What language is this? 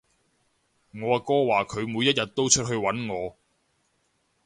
Cantonese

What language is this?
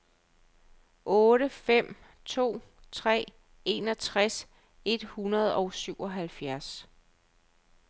Danish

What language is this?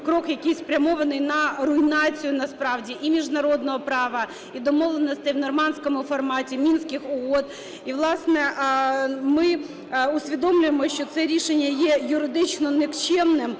Ukrainian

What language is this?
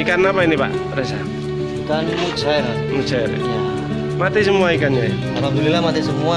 Indonesian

